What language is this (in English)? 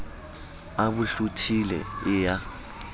Southern Sotho